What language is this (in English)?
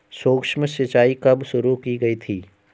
Hindi